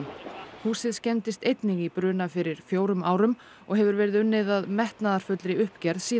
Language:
Icelandic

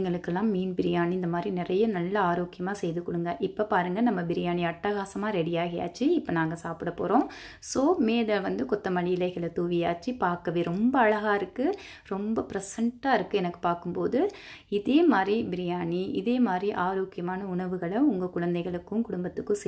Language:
Japanese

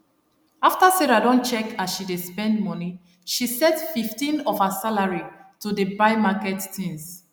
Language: Nigerian Pidgin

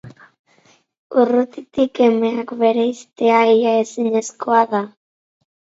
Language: Basque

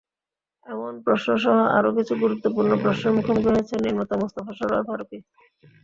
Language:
Bangla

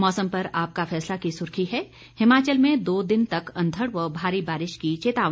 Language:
Hindi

